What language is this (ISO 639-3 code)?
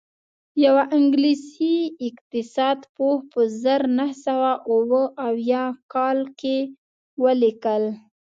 pus